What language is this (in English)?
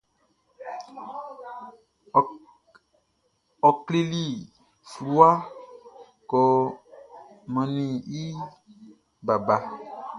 Baoulé